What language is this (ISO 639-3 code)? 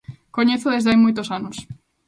glg